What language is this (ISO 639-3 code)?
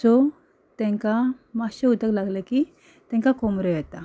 kok